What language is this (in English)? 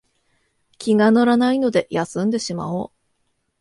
Japanese